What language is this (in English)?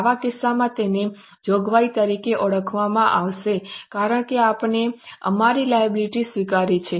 Gujarati